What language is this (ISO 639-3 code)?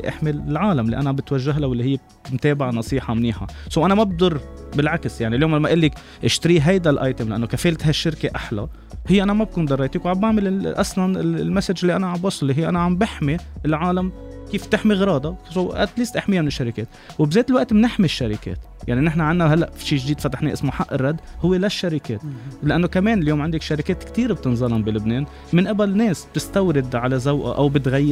ara